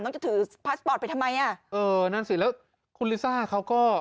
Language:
Thai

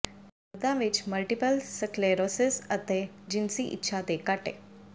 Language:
Punjabi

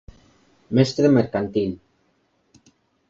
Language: Galician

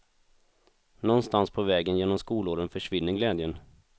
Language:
Swedish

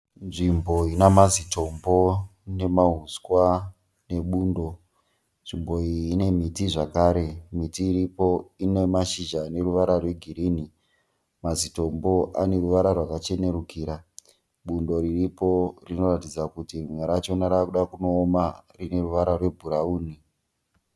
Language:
Shona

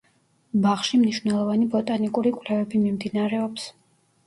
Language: Georgian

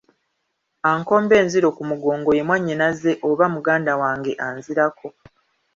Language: Ganda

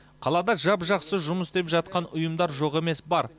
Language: Kazakh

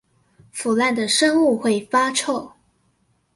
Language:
Chinese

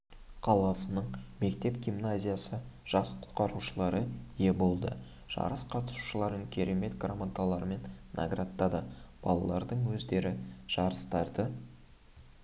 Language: Kazakh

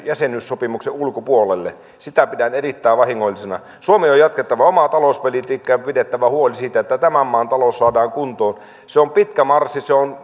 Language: Finnish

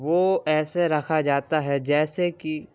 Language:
Urdu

